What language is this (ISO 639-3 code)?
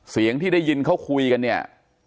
tha